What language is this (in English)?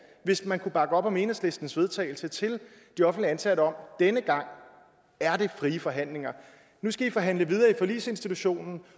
Danish